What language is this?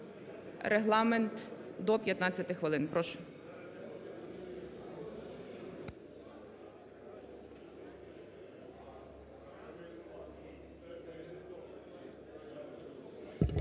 Ukrainian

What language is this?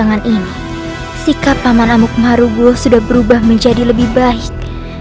Indonesian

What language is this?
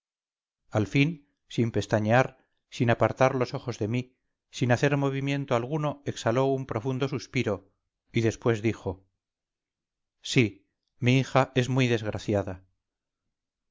Spanish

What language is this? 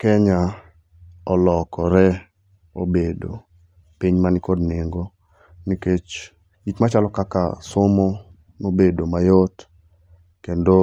Luo (Kenya and Tanzania)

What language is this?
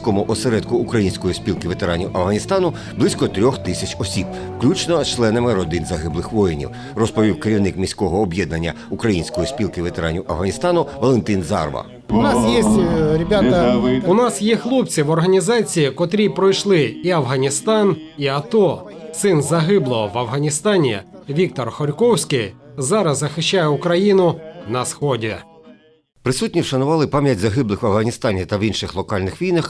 Ukrainian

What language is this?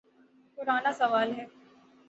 Urdu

